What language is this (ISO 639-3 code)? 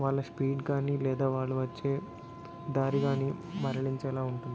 tel